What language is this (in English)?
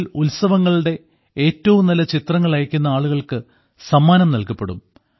Malayalam